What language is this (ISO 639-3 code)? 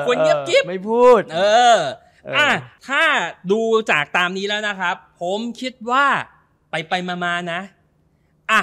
tha